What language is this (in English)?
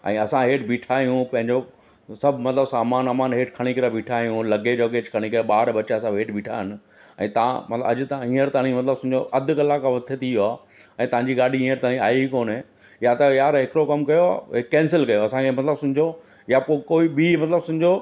Sindhi